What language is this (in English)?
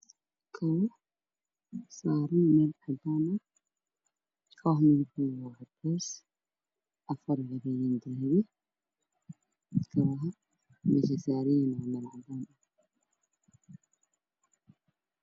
Somali